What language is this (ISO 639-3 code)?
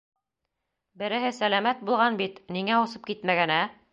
bak